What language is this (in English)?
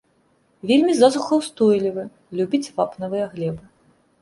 Belarusian